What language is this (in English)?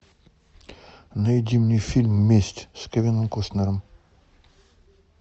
Russian